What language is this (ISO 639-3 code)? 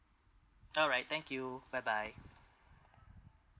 eng